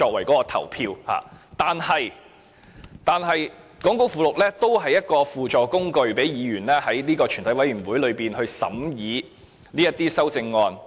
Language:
Cantonese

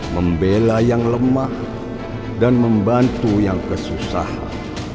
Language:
Indonesian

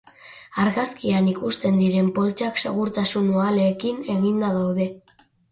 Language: Basque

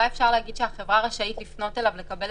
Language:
Hebrew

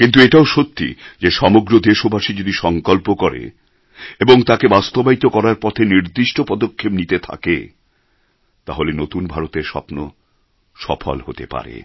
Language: Bangla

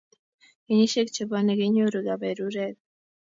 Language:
Kalenjin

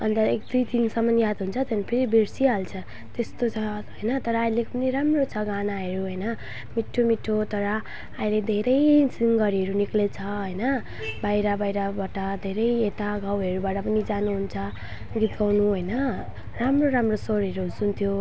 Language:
Nepali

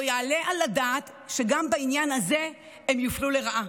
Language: Hebrew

